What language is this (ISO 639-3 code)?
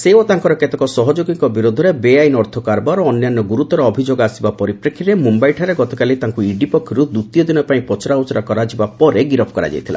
ori